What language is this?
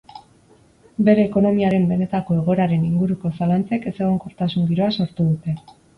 Basque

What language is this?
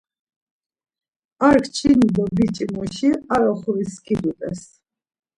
Laz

